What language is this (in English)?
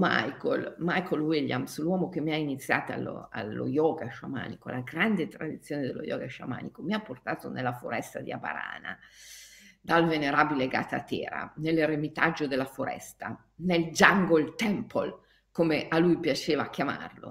Italian